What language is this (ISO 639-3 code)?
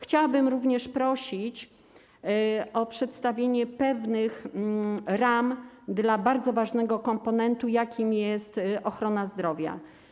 pol